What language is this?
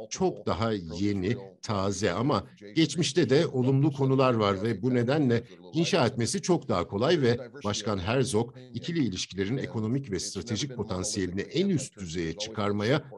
Turkish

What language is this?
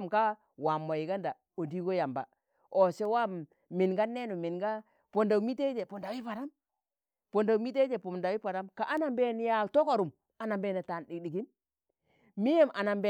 Tangale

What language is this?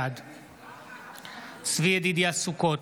Hebrew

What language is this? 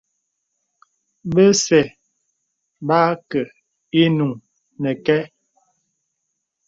Bebele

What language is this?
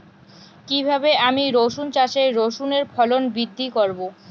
Bangla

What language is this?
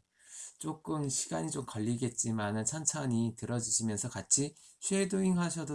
Korean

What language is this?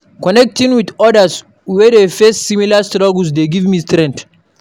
Nigerian Pidgin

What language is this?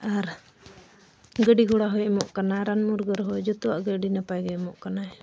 Santali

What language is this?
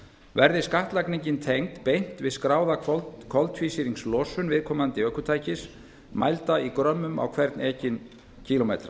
Icelandic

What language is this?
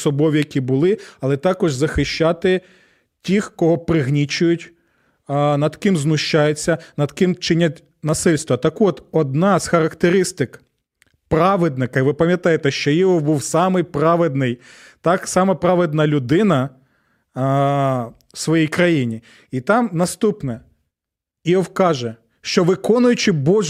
Ukrainian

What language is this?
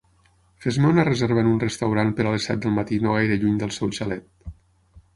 Catalan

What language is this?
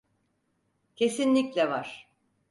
Turkish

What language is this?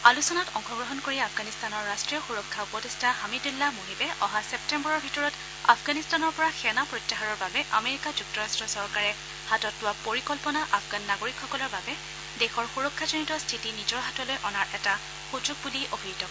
Assamese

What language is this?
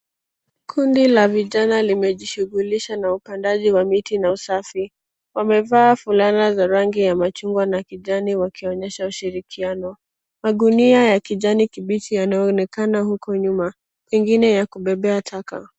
Swahili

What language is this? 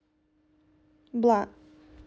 Russian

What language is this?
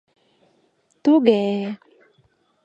Mari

